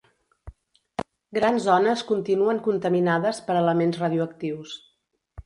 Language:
Catalan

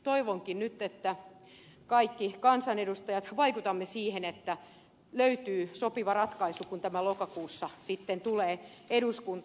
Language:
Finnish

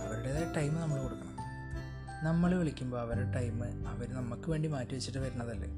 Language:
Malayalam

